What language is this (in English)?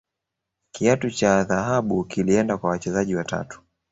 Swahili